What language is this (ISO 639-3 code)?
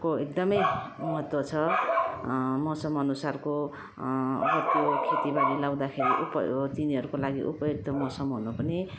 nep